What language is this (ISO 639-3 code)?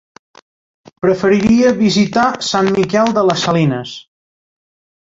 cat